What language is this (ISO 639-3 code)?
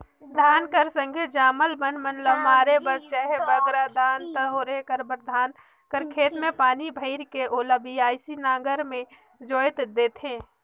hne